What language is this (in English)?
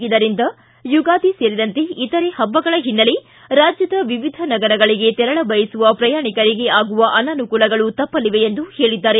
Kannada